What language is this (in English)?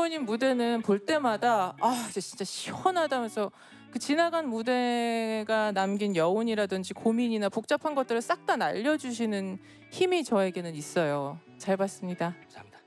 Korean